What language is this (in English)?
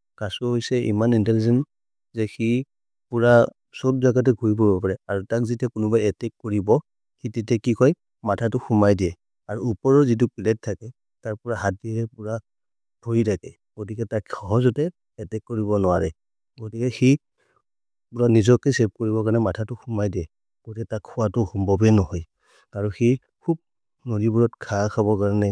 Maria (India)